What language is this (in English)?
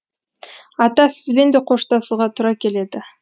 Kazakh